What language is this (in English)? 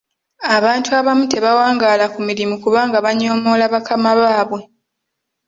Ganda